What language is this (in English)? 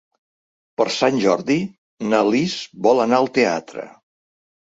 Catalan